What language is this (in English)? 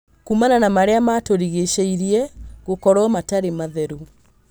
Kikuyu